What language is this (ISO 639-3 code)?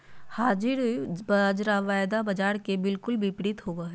mag